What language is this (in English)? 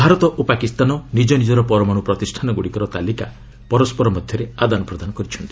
Odia